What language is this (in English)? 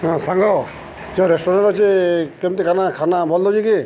Odia